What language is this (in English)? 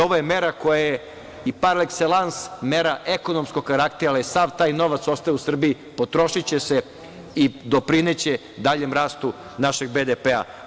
Serbian